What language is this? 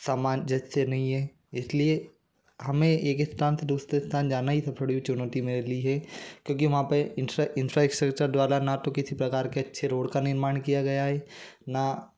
Hindi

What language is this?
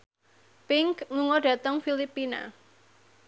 Javanese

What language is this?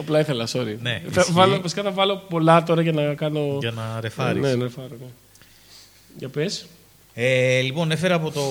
Greek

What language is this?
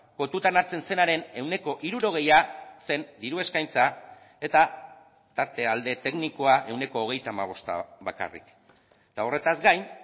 Basque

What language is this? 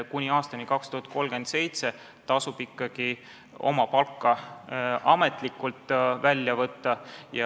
Estonian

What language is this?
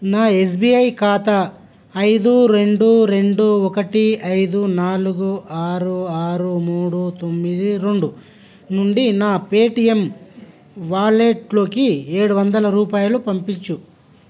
Telugu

